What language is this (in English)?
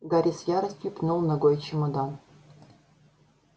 Russian